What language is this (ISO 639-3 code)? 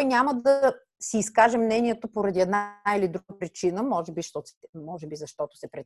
bul